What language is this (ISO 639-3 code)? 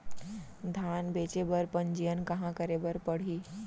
hne